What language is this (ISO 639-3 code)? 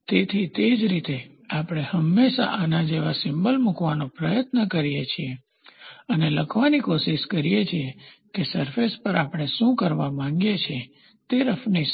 guj